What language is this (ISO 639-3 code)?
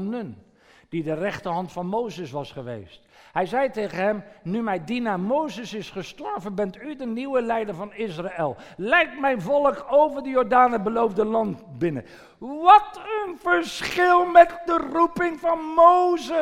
nld